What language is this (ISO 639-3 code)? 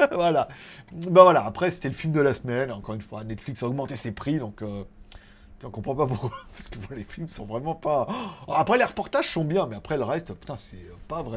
fra